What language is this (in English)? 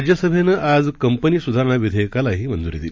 Marathi